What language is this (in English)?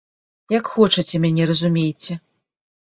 Belarusian